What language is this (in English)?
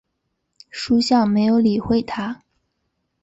Chinese